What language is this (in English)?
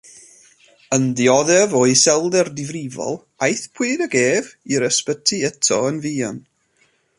Welsh